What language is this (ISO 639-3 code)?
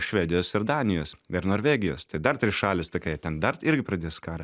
lit